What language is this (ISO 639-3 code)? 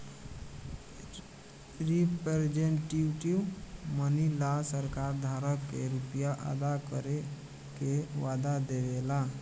bho